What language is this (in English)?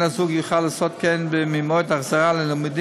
Hebrew